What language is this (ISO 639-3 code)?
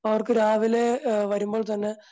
mal